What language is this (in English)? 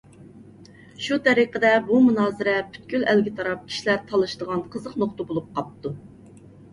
Uyghur